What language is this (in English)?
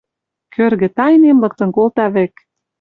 Western Mari